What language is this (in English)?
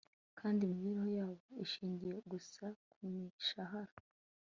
Kinyarwanda